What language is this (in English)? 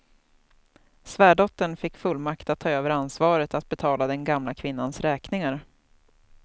Swedish